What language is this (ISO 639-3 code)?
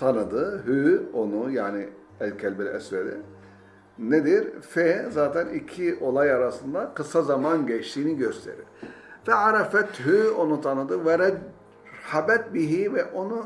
tur